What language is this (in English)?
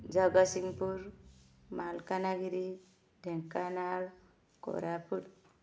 Odia